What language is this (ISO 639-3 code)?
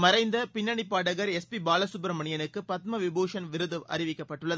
tam